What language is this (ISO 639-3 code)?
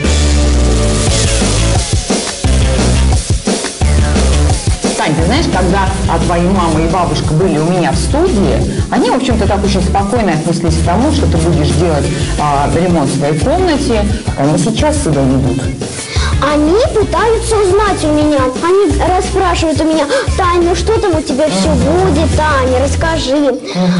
rus